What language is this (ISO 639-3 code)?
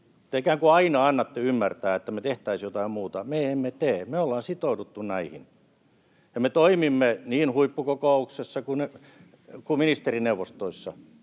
fin